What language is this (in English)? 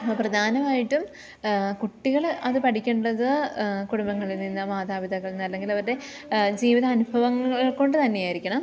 Malayalam